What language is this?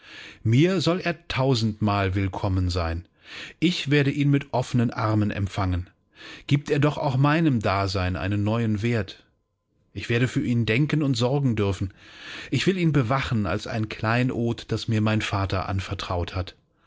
German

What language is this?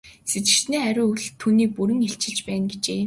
Mongolian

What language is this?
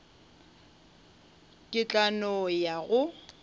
Northern Sotho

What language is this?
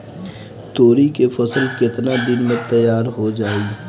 Bhojpuri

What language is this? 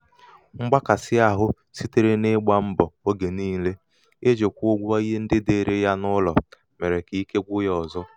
Igbo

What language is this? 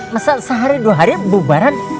Indonesian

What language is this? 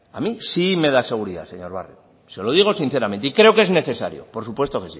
Spanish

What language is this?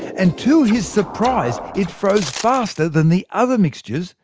English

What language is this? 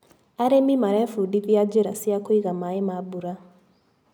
Kikuyu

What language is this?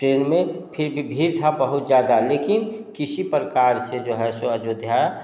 Hindi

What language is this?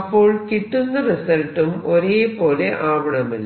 Malayalam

